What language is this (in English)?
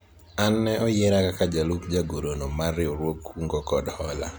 Luo (Kenya and Tanzania)